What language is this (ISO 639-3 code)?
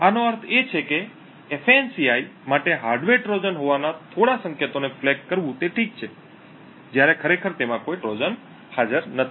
guj